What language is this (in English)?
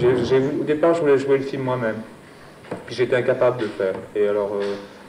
French